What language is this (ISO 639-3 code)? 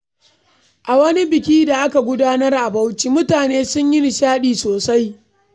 hau